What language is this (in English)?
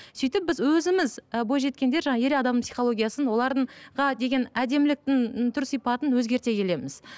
Kazakh